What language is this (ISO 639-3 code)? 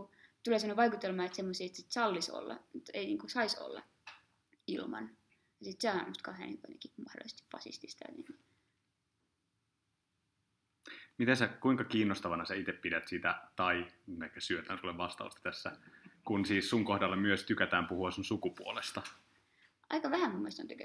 fin